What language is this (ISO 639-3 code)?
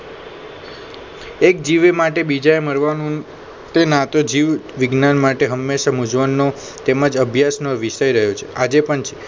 guj